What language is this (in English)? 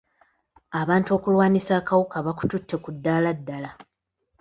Ganda